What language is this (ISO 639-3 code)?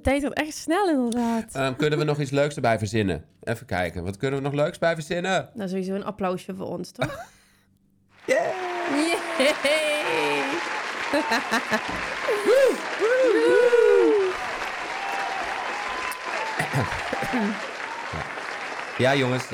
nld